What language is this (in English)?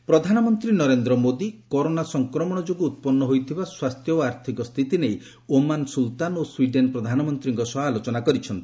Odia